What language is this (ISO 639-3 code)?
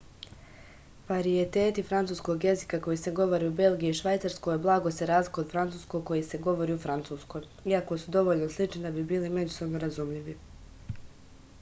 srp